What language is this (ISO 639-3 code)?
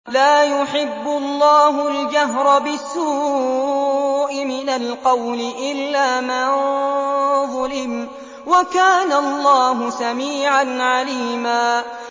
ara